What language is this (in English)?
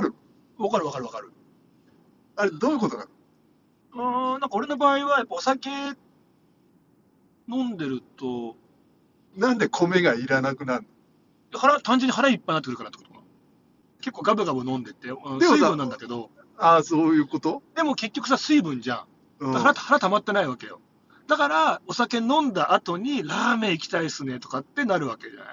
Japanese